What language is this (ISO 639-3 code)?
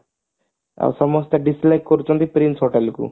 ori